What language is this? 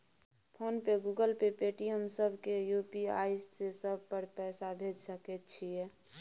Maithili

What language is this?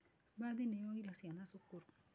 Kikuyu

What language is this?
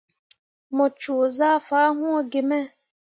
Mundang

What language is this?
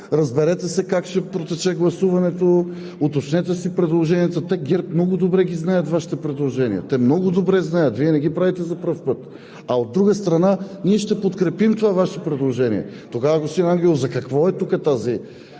Bulgarian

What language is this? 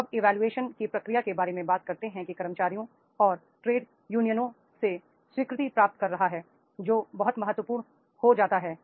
Hindi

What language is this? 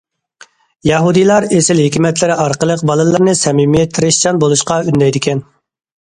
Uyghur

